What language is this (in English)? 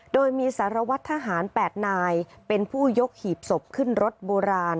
Thai